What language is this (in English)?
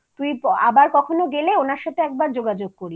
Bangla